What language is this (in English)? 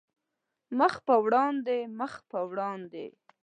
Pashto